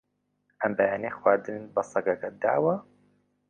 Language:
Central Kurdish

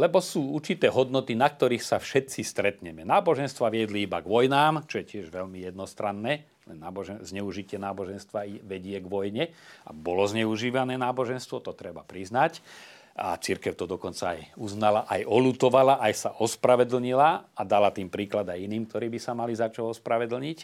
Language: Slovak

